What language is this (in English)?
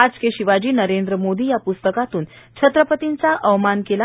Marathi